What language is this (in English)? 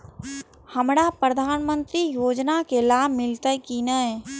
Maithili